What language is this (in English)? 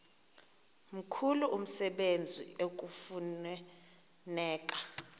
Xhosa